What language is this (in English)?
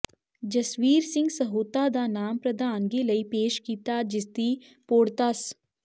Punjabi